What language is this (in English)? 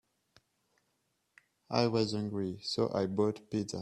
English